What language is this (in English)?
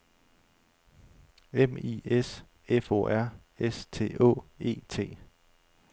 Danish